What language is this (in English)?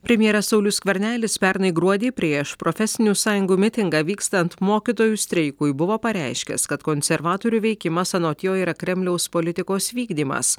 Lithuanian